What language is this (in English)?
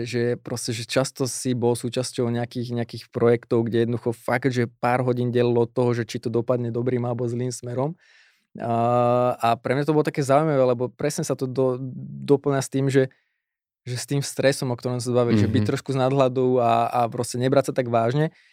Slovak